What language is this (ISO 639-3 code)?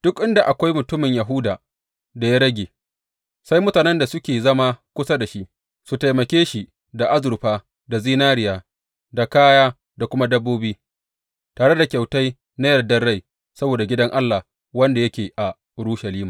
hau